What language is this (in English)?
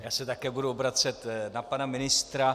Czech